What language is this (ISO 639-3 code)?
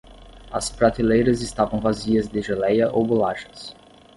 por